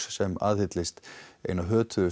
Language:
Icelandic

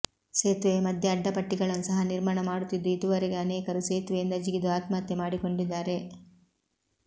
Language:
Kannada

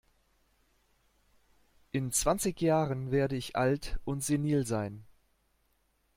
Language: German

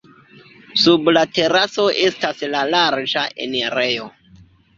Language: Esperanto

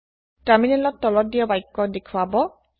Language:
Assamese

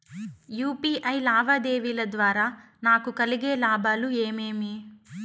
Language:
Telugu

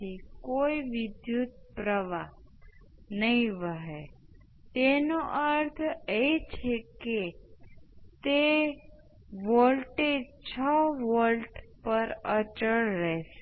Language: Gujarati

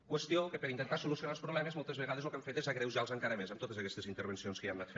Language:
Catalan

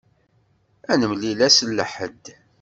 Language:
Kabyle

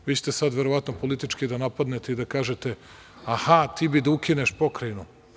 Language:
Serbian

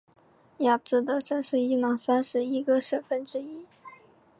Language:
Chinese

